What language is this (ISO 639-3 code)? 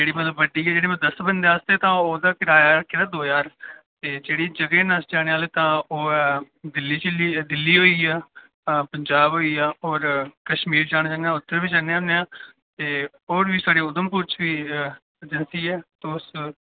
doi